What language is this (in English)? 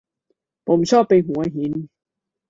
Thai